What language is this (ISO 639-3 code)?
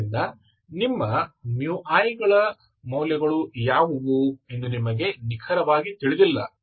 kan